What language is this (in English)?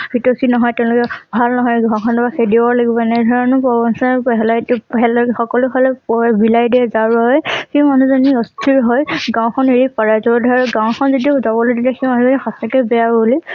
Assamese